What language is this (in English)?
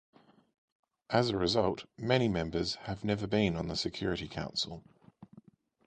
English